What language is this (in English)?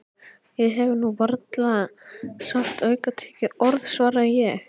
Icelandic